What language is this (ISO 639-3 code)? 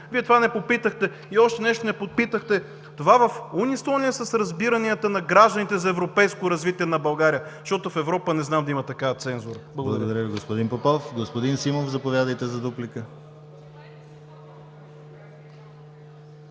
bul